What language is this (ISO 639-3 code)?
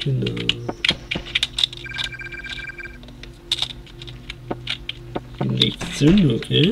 deu